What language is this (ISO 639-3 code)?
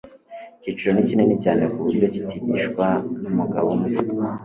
kin